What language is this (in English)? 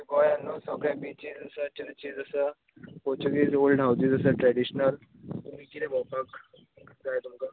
Konkani